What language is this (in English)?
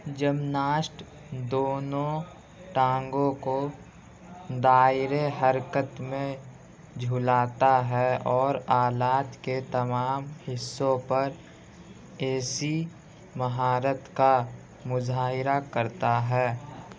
Urdu